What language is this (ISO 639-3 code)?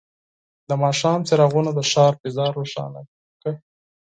pus